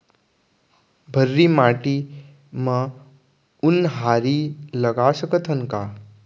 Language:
Chhattisgarhi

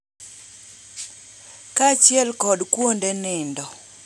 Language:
Luo (Kenya and Tanzania)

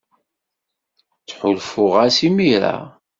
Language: Kabyle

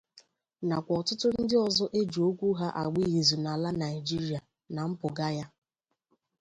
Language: Igbo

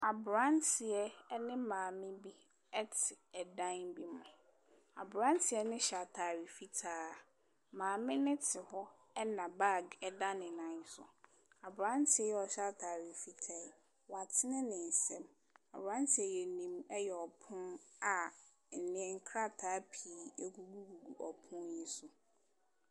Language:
Akan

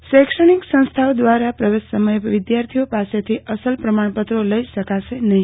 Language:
Gujarati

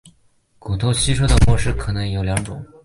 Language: Chinese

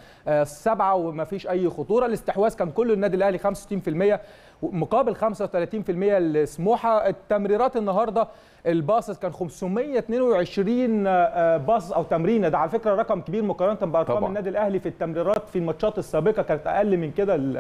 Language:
Arabic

